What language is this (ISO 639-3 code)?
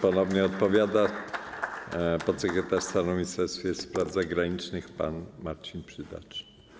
pol